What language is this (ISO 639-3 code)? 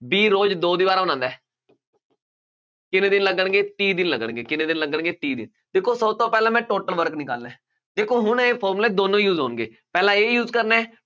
pan